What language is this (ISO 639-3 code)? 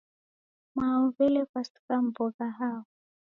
dav